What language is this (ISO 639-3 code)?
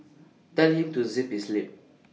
eng